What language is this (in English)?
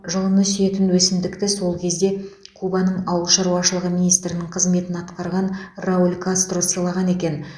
Kazakh